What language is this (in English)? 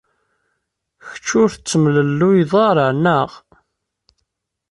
Kabyle